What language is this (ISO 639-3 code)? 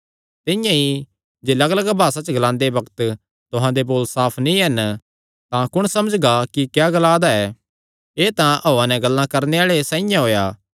xnr